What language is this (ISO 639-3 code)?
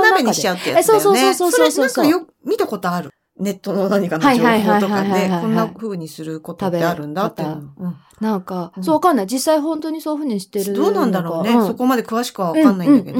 jpn